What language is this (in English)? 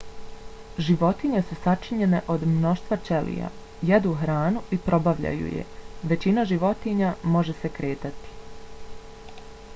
Bosnian